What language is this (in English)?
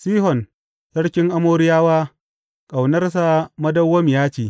Hausa